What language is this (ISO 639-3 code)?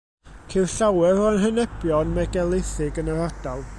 cym